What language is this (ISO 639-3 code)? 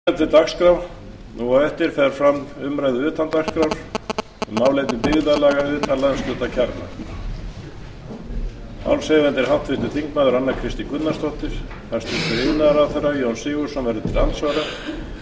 isl